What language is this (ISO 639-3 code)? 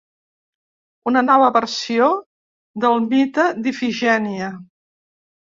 cat